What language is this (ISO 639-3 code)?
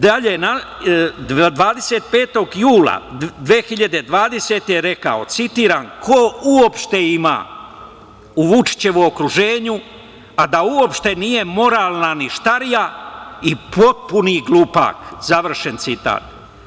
srp